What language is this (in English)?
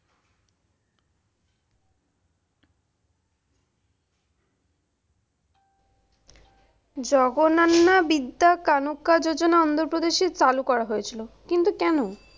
Bangla